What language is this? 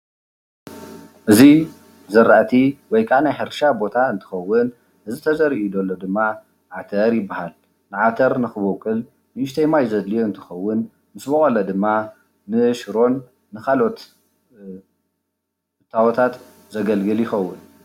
Tigrinya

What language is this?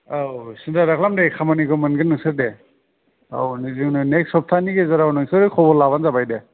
Bodo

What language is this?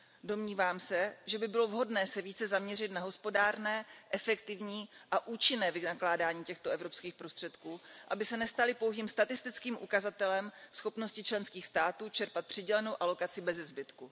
Czech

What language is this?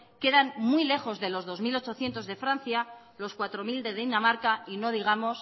Spanish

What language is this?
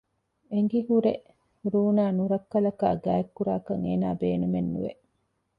Divehi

